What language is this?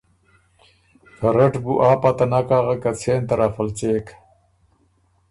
Ormuri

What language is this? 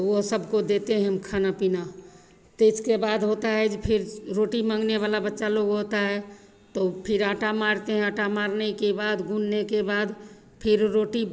Hindi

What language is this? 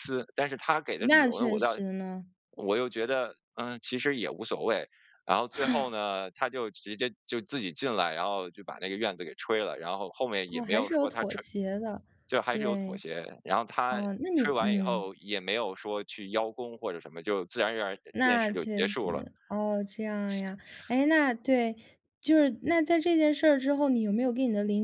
Chinese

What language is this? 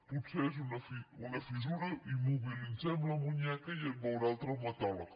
Catalan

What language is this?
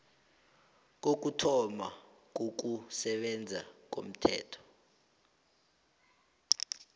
South Ndebele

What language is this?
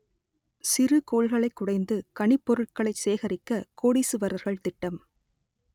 Tamil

